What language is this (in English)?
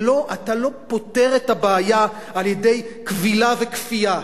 Hebrew